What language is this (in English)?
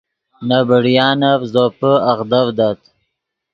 Yidgha